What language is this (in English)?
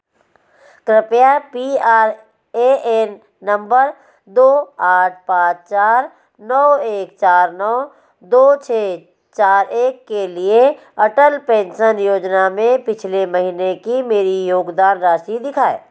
Hindi